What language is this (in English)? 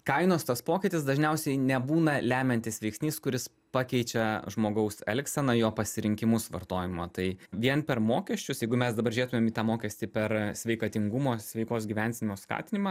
Lithuanian